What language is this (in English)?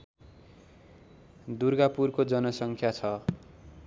Nepali